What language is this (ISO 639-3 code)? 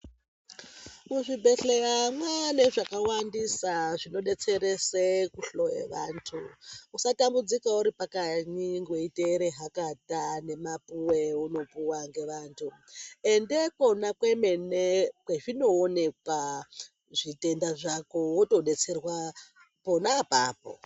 ndc